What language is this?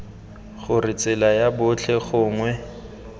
Tswana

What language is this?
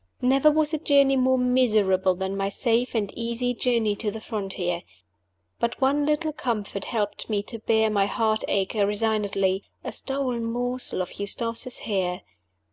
English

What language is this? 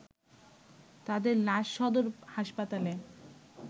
Bangla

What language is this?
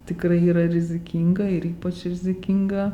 Lithuanian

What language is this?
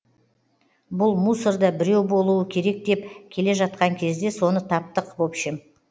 Kazakh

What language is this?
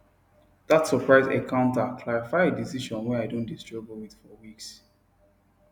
Nigerian Pidgin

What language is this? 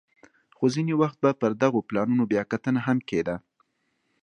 Pashto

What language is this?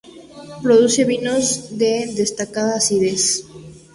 Spanish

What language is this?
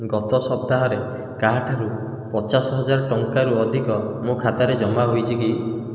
Odia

